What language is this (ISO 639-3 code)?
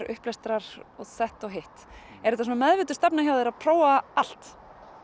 isl